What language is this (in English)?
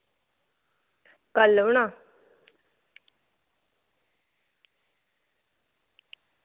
Dogri